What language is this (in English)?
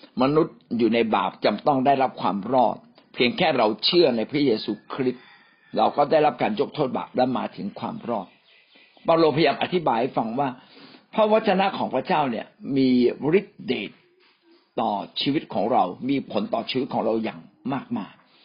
Thai